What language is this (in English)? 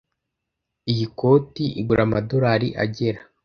Kinyarwanda